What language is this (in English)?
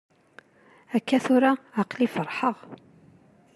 Kabyle